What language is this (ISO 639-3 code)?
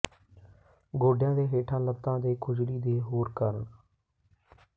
pan